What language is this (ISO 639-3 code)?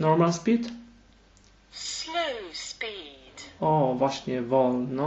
pol